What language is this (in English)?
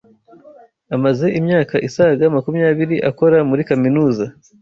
Kinyarwanda